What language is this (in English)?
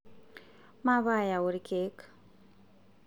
Masai